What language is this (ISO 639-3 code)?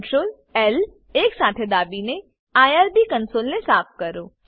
guj